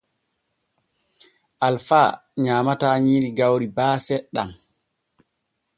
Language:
Borgu Fulfulde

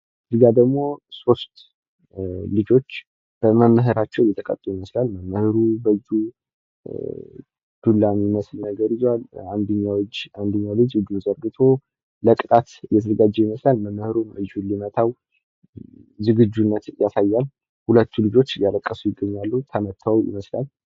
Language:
Amharic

